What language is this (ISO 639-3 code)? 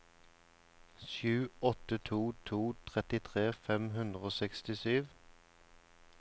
nor